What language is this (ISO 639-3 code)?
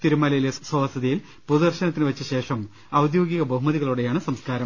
mal